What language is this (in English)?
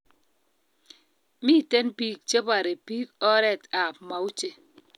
Kalenjin